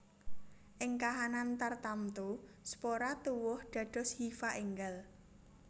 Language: Javanese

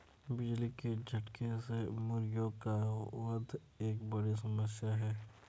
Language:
Hindi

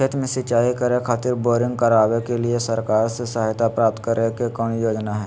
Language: Magahi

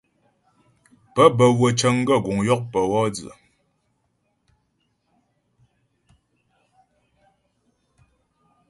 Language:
Ghomala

